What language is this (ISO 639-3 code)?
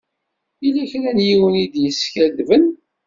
kab